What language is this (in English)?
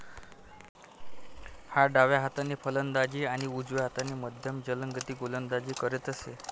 Marathi